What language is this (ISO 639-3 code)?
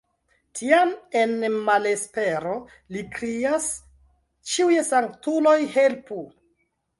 epo